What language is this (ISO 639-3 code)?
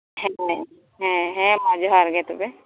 sat